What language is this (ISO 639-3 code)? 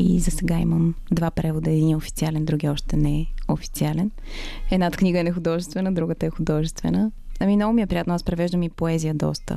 bul